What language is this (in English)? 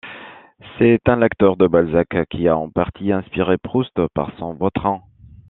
French